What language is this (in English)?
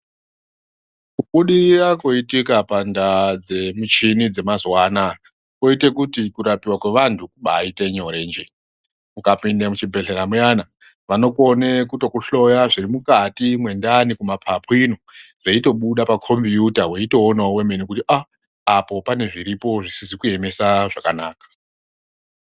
Ndau